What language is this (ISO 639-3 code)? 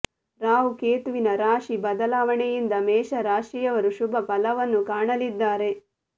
kan